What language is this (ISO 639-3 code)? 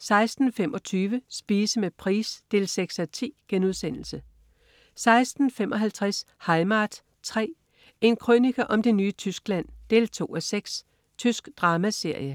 dan